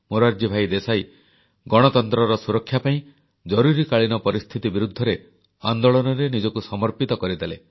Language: Odia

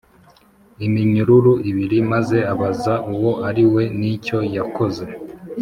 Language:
Kinyarwanda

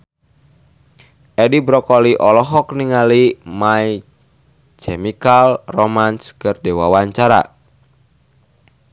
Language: Sundanese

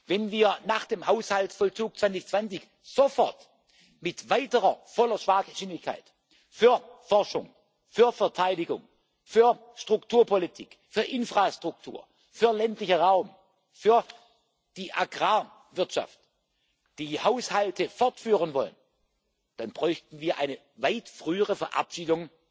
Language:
German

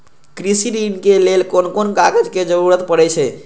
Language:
Maithili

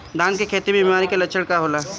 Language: Bhojpuri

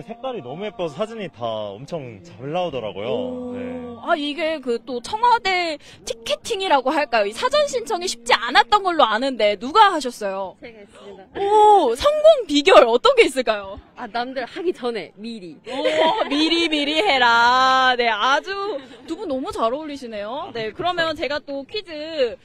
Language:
Korean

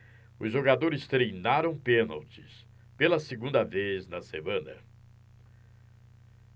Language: Portuguese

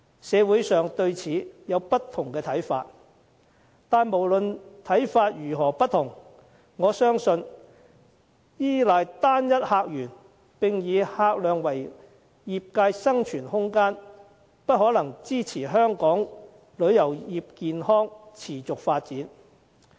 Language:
Cantonese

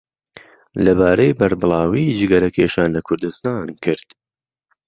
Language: Central Kurdish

